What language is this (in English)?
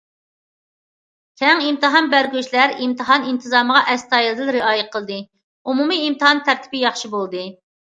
Uyghur